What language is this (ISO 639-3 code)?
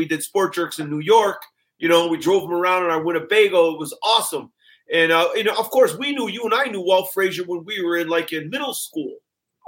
eng